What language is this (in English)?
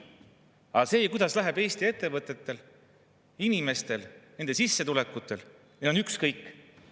Estonian